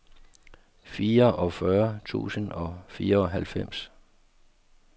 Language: Danish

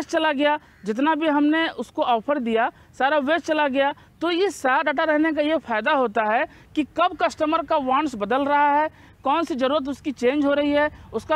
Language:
Hindi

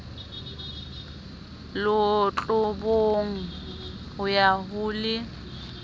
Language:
Southern Sotho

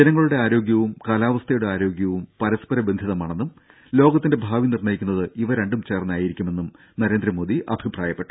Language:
Malayalam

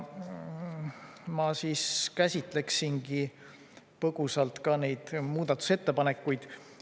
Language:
Estonian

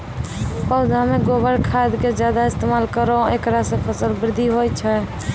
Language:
Maithili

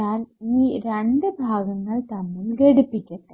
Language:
Malayalam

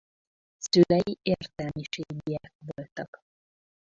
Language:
Hungarian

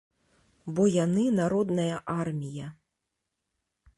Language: Belarusian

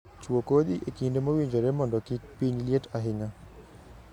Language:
Luo (Kenya and Tanzania)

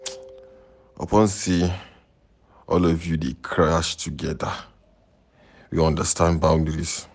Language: Nigerian Pidgin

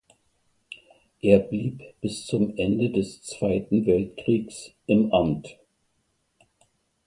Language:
German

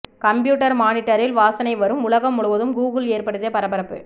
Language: Tamil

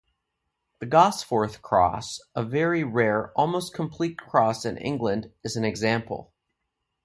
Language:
English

